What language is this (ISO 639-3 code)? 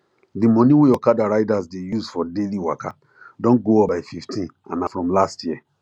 pcm